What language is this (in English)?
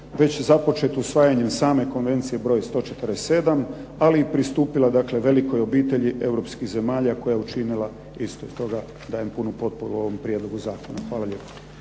Croatian